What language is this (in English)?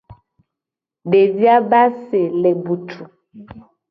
Gen